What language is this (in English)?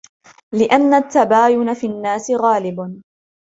Arabic